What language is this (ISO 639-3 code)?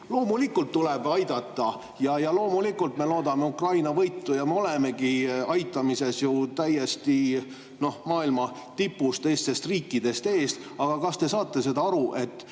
est